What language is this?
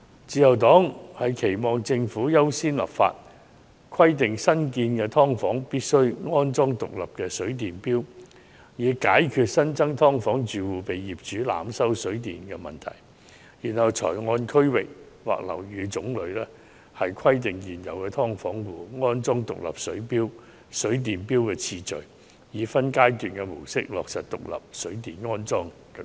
Cantonese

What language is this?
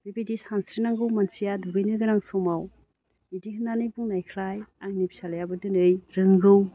Bodo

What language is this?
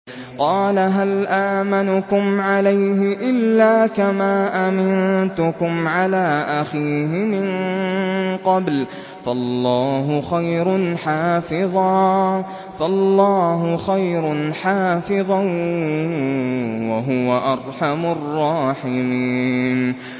Arabic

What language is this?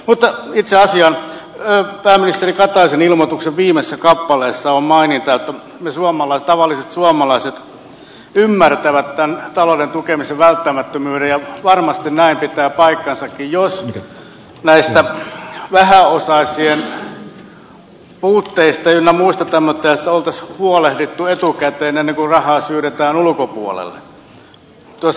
Finnish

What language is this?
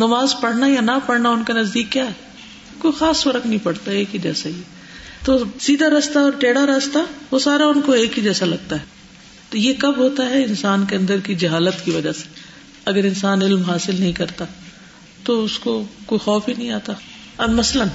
Urdu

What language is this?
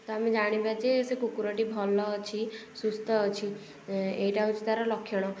Odia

